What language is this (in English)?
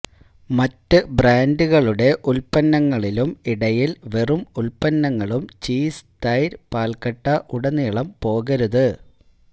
Malayalam